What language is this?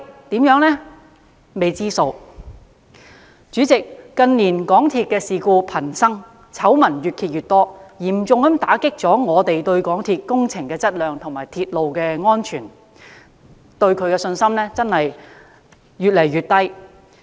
Cantonese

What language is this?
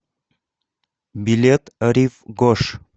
Russian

